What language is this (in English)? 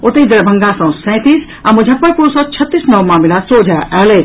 Maithili